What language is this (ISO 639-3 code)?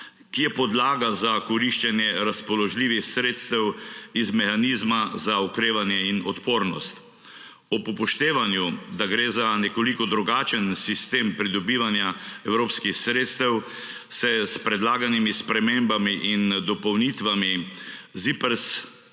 slv